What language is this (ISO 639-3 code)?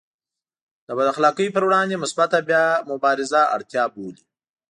pus